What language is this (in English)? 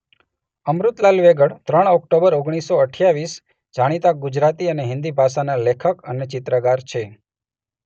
Gujarati